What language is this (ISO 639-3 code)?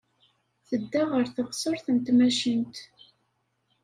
kab